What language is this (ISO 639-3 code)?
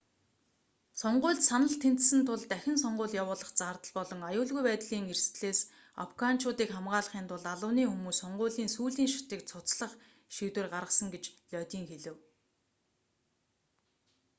mon